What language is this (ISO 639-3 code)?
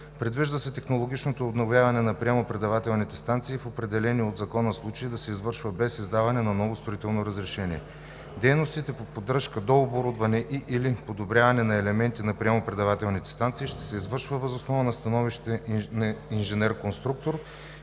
bul